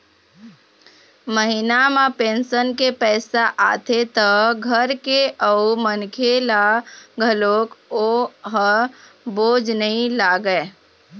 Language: Chhattisgarhi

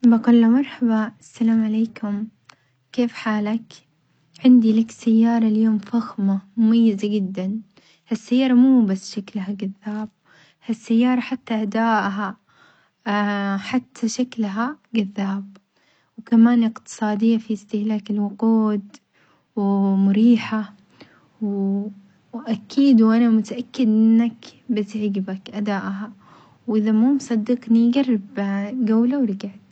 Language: Omani Arabic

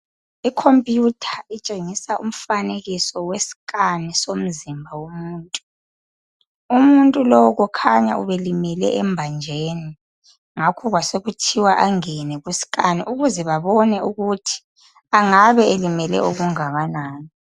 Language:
North Ndebele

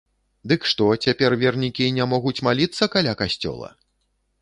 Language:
Belarusian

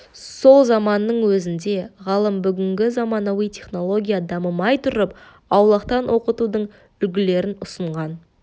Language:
Kazakh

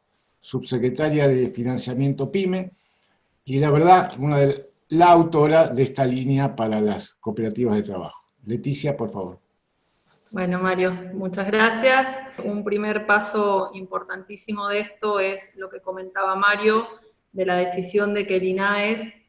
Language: Spanish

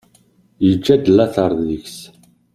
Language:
Kabyle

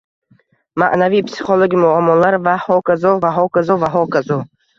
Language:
Uzbek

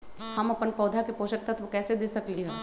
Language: Magahi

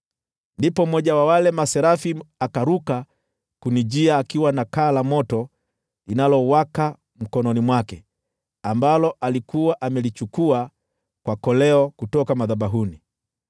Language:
Swahili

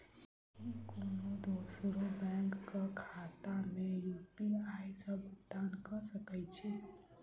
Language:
Maithili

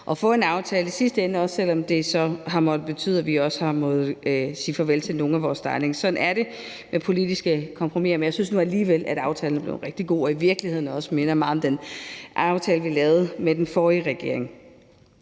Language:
Danish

